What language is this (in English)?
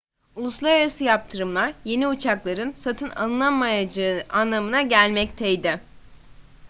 Turkish